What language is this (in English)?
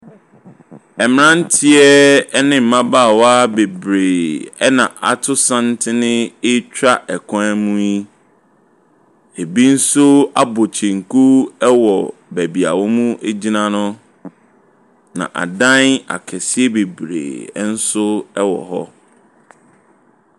Akan